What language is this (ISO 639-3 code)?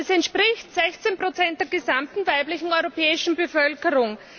deu